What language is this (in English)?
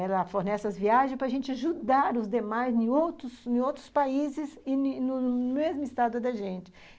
Portuguese